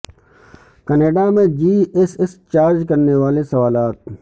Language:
Urdu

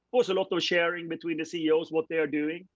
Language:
English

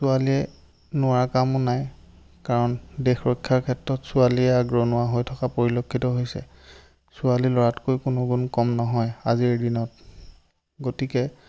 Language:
Assamese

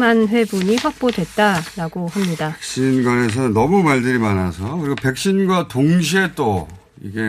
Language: Korean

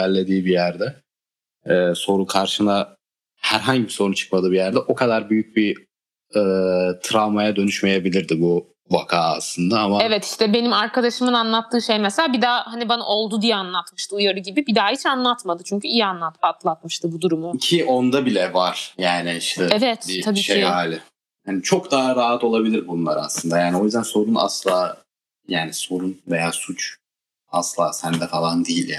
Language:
Turkish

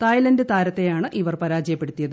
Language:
Malayalam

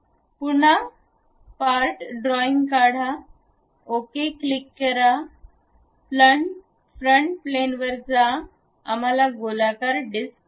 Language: Marathi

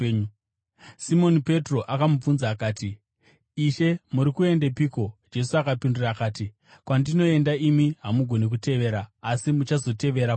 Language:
Shona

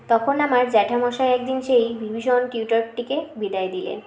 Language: Bangla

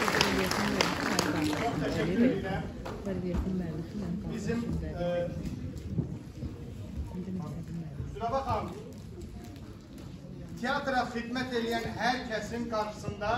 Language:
Turkish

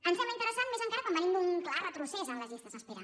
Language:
Catalan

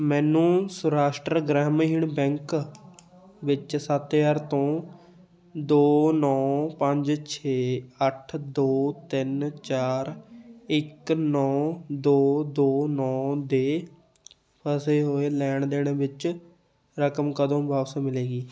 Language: Punjabi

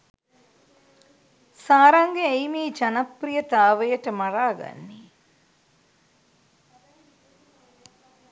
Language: Sinhala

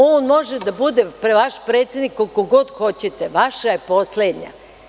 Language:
Serbian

